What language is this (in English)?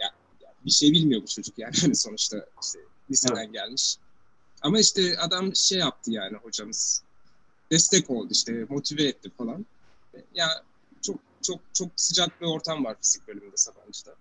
Turkish